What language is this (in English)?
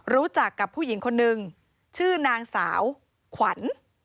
Thai